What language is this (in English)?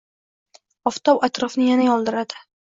Uzbek